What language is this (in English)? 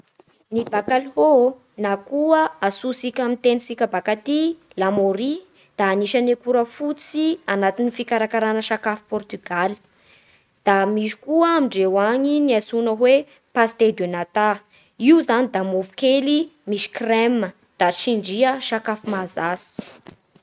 Bara Malagasy